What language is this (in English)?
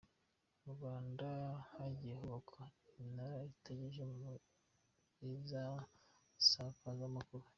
Kinyarwanda